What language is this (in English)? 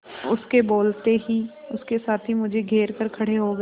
Hindi